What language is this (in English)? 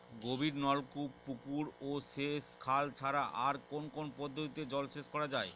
Bangla